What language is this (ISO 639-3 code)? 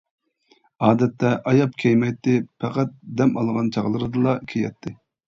uig